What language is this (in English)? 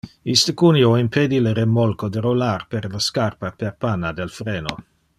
Interlingua